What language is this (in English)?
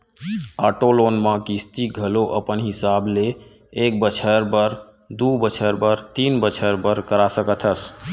Chhattisgarhi